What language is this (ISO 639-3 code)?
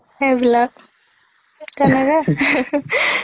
asm